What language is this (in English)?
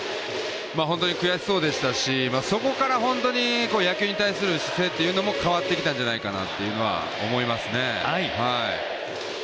Japanese